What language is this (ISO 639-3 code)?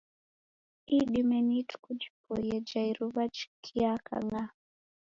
dav